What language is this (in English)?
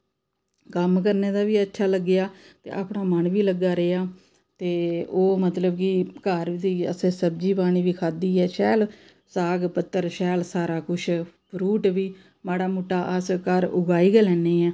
Dogri